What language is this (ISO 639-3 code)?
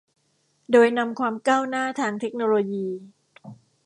tha